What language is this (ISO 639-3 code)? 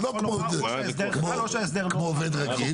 heb